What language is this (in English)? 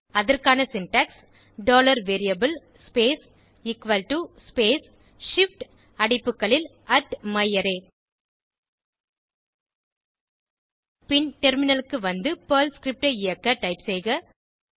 Tamil